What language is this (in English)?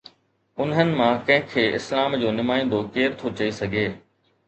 Sindhi